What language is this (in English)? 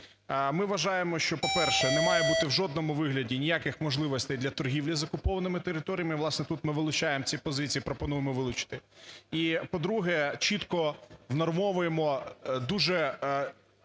Ukrainian